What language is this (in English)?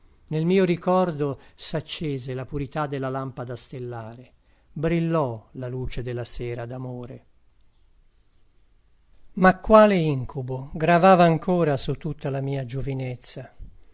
Italian